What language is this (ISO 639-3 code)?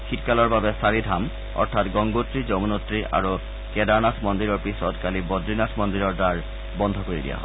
asm